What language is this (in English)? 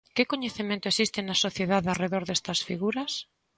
Galician